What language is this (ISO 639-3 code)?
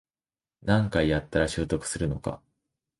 jpn